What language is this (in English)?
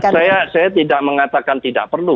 Indonesian